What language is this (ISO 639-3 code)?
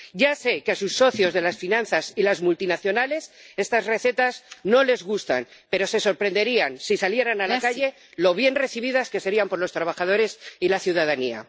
spa